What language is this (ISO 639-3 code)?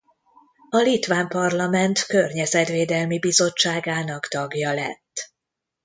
hun